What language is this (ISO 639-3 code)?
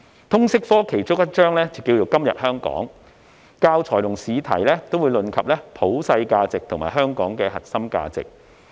yue